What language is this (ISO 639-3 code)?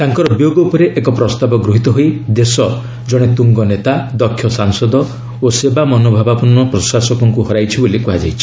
ori